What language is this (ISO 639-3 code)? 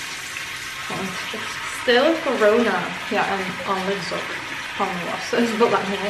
nld